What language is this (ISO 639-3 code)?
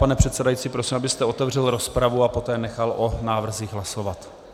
ces